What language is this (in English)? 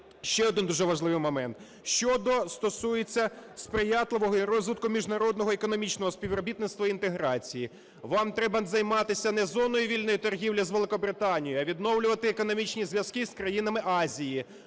Ukrainian